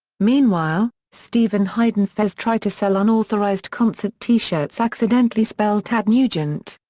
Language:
English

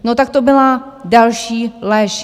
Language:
Czech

